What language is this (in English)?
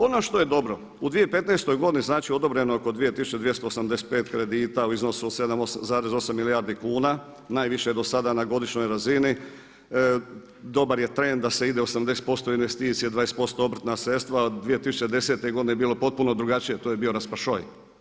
Croatian